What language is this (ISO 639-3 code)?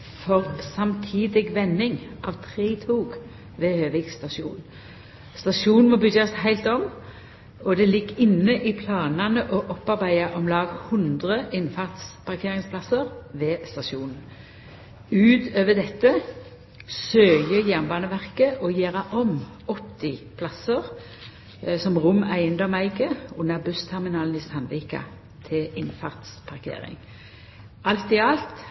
nno